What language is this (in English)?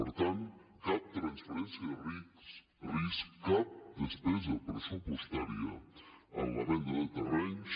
Catalan